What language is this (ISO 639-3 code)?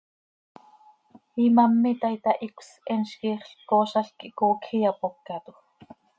sei